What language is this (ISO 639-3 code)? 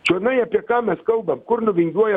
lit